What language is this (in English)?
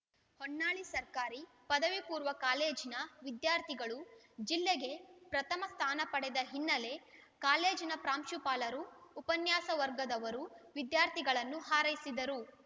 Kannada